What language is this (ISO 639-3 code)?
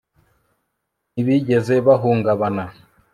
kin